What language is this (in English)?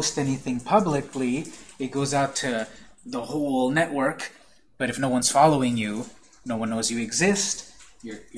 English